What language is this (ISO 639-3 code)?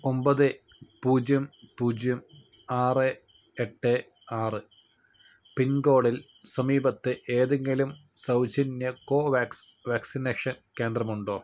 mal